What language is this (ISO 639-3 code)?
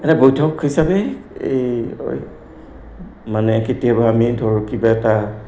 asm